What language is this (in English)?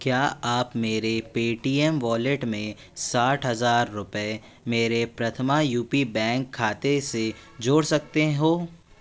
Hindi